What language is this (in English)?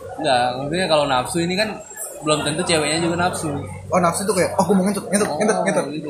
Indonesian